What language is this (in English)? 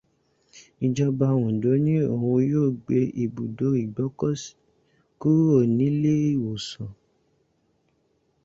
Yoruba